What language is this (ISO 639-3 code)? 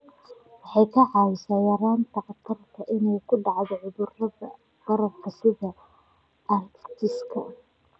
som